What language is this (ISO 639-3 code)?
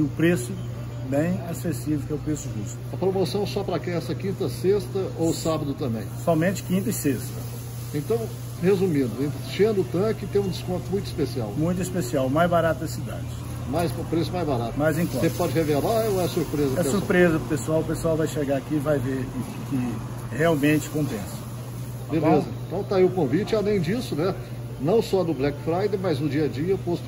por